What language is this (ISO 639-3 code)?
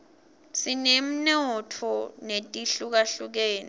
ssw